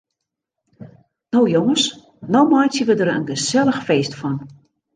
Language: Western Frisian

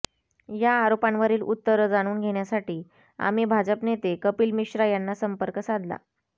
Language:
Marathi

